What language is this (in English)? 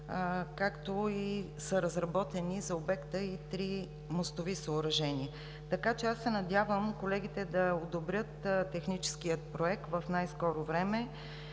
Bulgarian